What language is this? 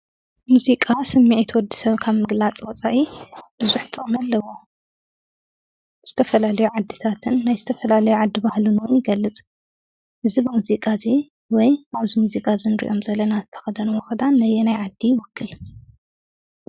Tigrinya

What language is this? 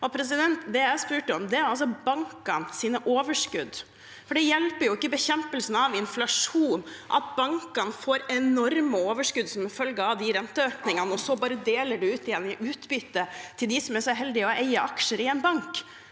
Norwegian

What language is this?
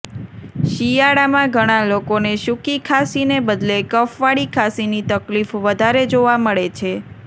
Gujarati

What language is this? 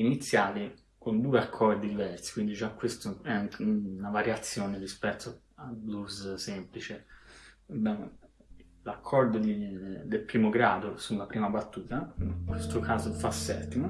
Italian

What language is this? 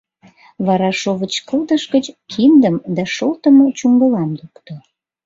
Mari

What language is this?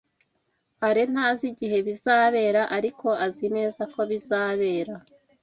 Kinyarwanda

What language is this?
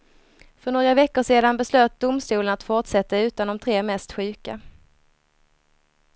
Swedish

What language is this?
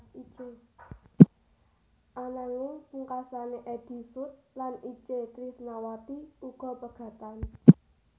Javanese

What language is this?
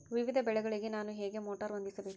Kannada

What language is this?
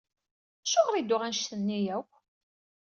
Kabyle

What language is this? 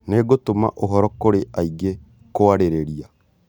Kikuyu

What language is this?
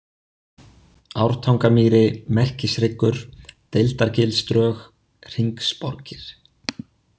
Icelandic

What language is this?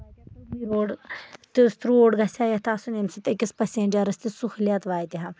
Kashmiri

